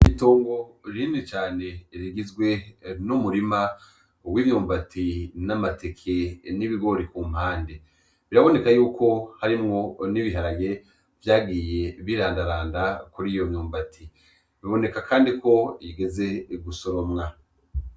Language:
Rundi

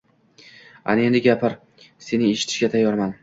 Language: Uzbek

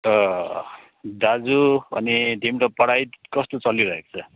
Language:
Nepali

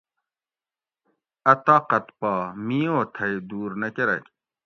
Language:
Gawri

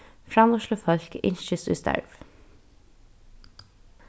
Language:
Faroese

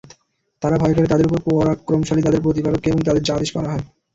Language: Bangla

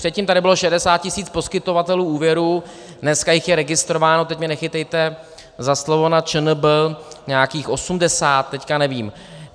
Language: Czech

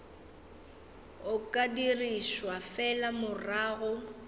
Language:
Northern Sotho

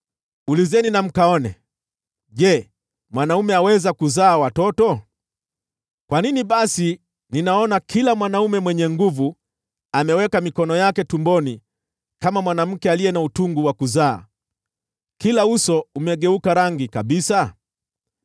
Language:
Swahili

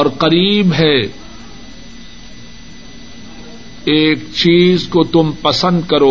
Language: Urdu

